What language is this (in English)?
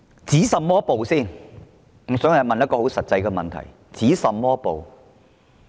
Cantonese